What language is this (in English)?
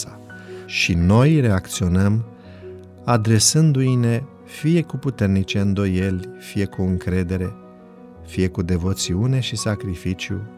Romanian